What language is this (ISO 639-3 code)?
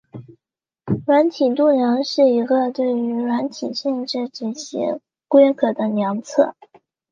zho